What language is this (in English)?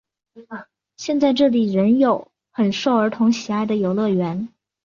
Chinese